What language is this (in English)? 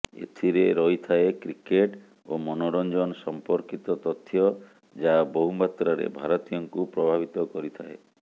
Odia